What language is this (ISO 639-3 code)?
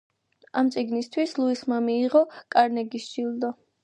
kat